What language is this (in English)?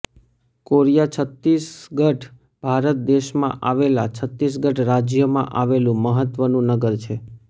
Gujarati